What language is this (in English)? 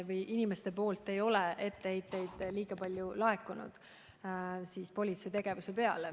Estonian